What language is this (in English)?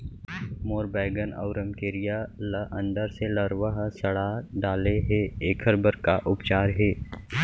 Chhattisgarhi